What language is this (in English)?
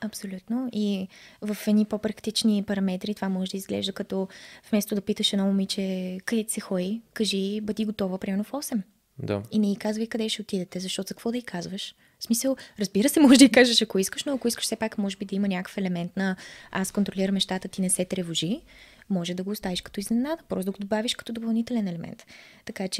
Bulgarian